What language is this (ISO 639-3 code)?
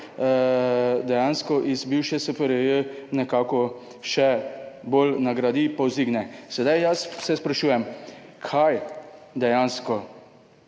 slv